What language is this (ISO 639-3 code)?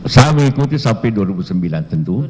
ind